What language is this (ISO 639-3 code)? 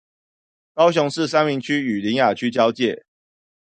zho